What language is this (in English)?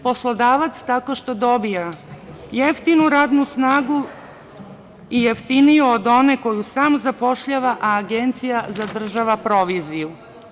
Serbian